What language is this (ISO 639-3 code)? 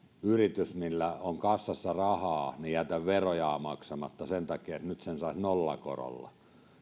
fin